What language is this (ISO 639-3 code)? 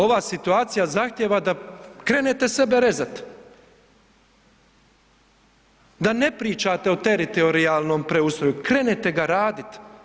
hrv